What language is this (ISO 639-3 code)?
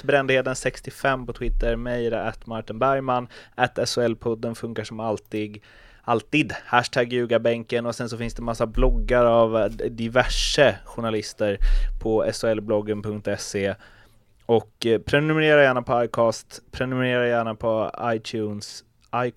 swe